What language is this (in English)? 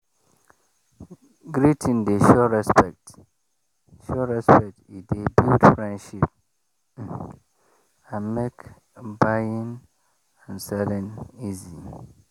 Nigerian Pidgin